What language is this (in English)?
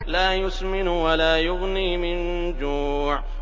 Arabic